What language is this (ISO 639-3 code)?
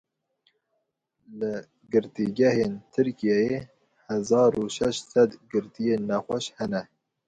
kur